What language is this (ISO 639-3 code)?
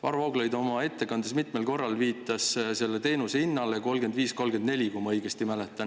est